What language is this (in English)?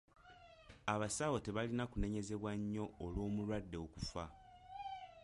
Ganda